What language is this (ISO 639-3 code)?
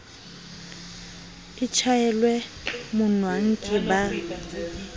sot